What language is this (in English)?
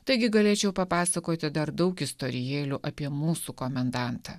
Lithuanian